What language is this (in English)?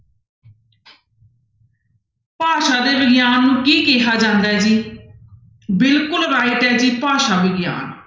Punjabi